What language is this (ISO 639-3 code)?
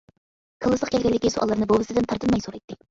uig